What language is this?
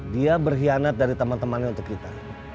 Indonesian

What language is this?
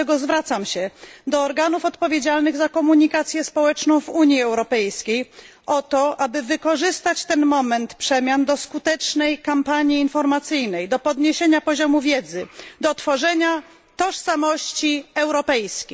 Polish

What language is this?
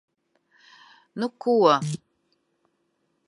Latvian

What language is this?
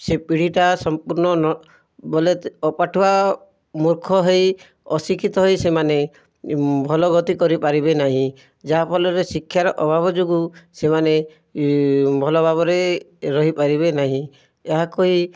Odia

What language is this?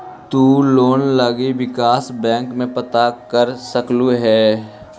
Magahi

